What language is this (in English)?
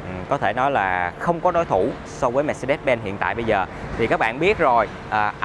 Vietnamese